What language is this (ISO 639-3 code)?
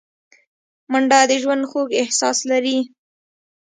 pus